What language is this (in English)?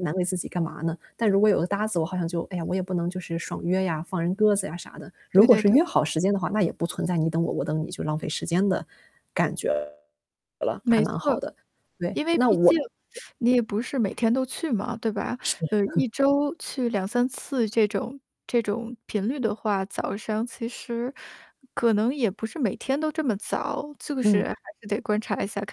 Chinese